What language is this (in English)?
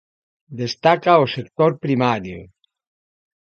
Galician